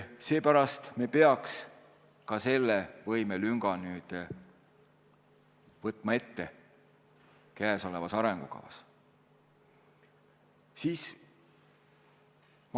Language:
Estonian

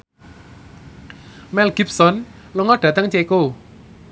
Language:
Javanese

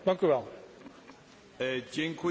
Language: Polish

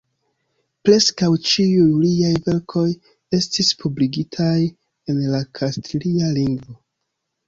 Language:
Esperanto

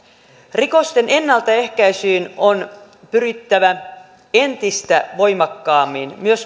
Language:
Finnish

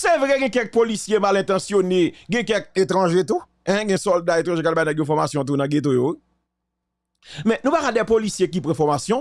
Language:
French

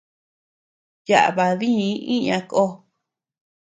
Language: Tepeuxila Cuicatec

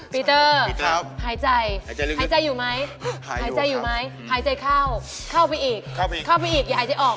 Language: Thai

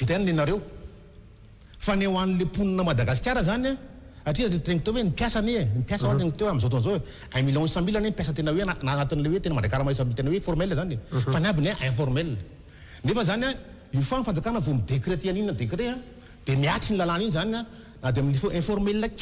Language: Indonesian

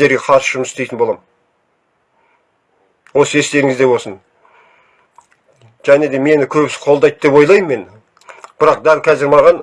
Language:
Turkish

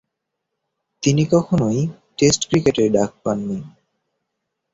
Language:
Bangla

